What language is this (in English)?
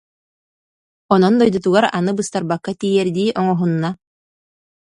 Yakut